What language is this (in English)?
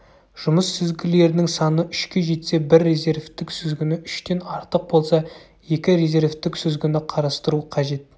Kazakh